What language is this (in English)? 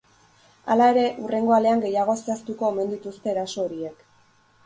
Basque